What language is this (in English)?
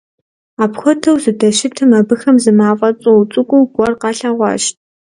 Kabardian